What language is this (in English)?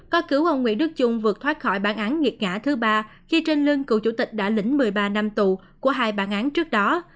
Vietnamese